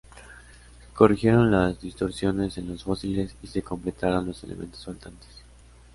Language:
Spanish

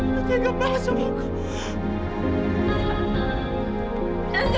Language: Indonesian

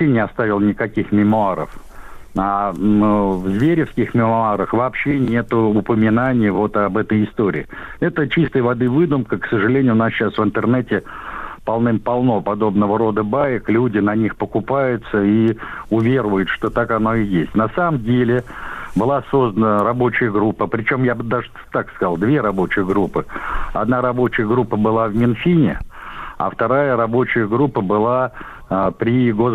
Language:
Russian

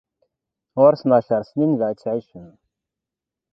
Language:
Kabyle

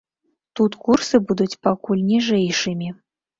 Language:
Belarusian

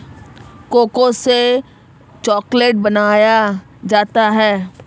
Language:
Hindi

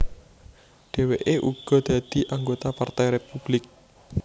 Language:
Javanese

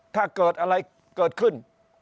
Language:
Thai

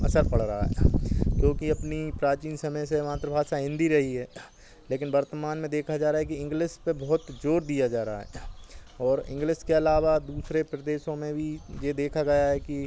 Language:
Hindi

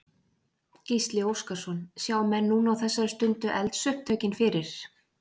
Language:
Icelandic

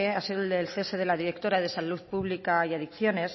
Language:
Spanish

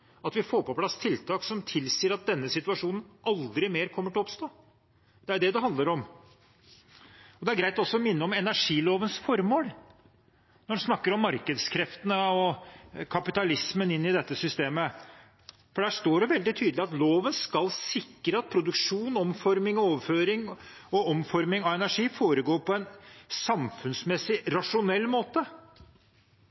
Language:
Norwegian Bokmål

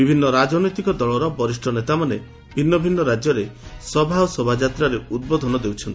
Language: Odia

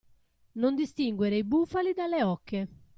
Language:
Italian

